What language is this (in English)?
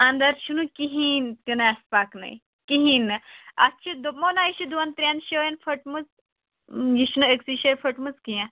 Kashmiri